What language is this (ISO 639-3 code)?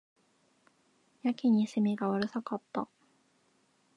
jpn